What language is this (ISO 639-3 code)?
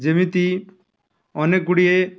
ori